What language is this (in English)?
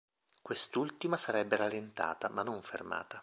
Italian